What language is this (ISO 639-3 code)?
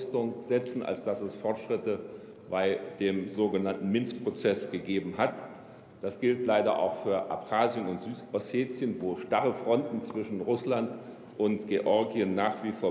deu